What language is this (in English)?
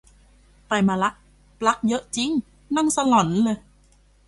Thai